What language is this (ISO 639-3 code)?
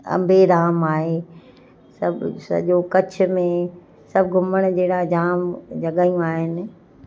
snd